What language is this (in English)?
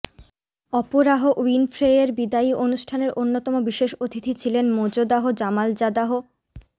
Bangla